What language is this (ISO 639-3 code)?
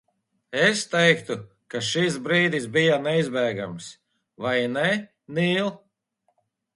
lav